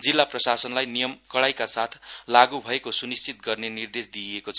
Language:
Nepali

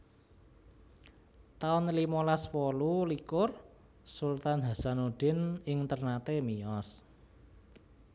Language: Javanese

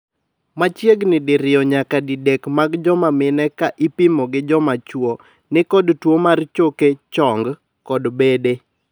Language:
Luo (Kenya and Tanzania)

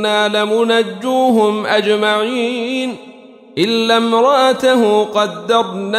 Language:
Arabic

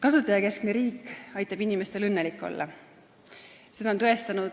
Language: Estonian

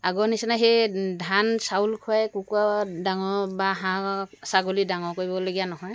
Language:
Assamese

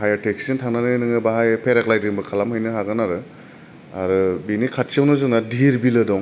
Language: Bodo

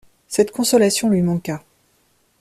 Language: French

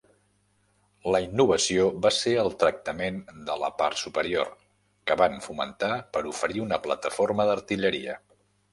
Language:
Catalan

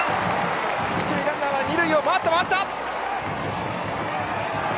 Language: Japanese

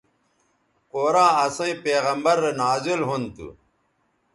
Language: Bateri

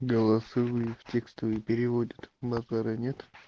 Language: Russian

